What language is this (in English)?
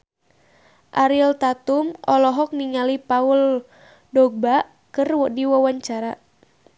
Sundanese